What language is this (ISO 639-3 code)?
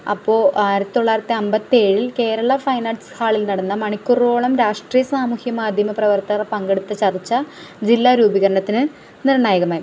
mal